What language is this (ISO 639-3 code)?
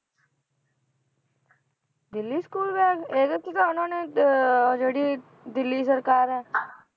pan